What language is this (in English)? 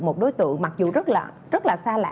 Vietnamese